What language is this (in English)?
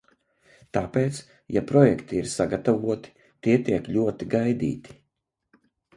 Latvian